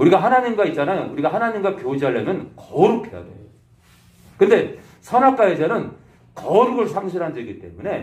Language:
Korean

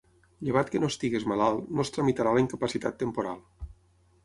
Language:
Catalan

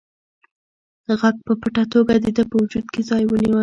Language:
Pashto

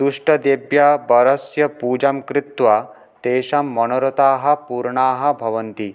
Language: Sanskrit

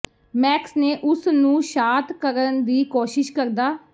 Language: Punjabi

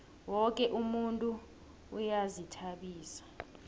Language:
South Ndebele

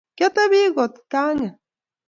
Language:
Kalenjin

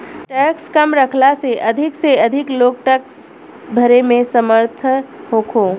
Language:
Bhojpuri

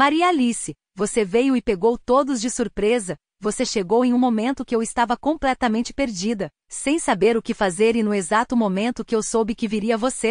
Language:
Portuguese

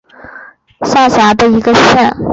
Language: Chinese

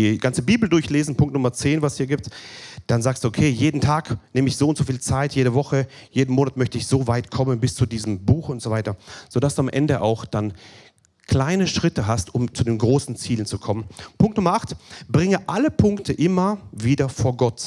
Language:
German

